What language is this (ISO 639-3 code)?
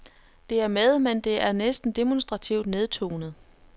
dan